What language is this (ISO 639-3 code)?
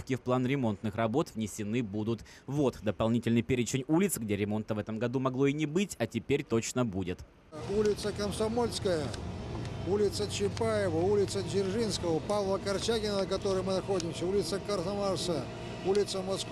rus